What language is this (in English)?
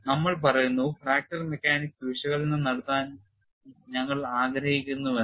Malayalam